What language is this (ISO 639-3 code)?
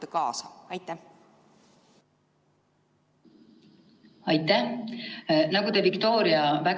est